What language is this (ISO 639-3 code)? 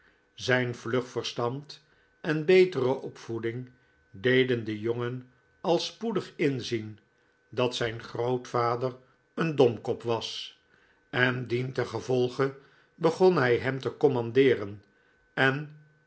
nld